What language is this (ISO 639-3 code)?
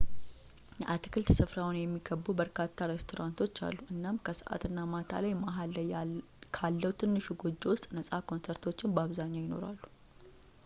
amh